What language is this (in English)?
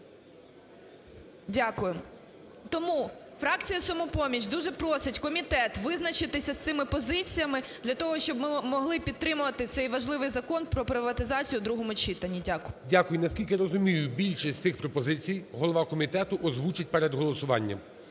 Ukrainian